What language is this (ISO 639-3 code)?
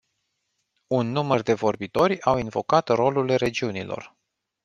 ron